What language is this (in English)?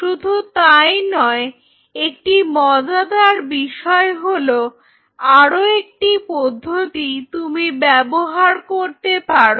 Bangla